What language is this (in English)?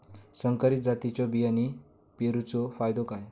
Marathi